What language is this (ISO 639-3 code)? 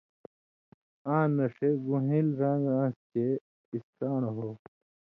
mvy